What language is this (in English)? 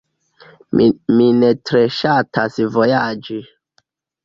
Esperanto